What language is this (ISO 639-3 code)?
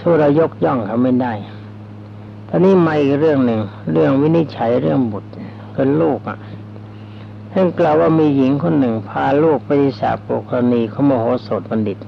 tha